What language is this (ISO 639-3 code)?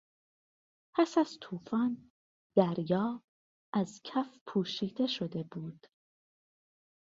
fas